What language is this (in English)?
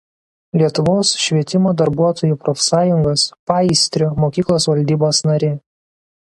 Lithuanian